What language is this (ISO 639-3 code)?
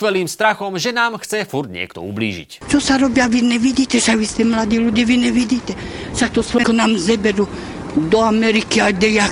slk